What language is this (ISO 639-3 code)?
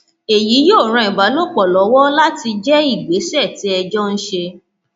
yor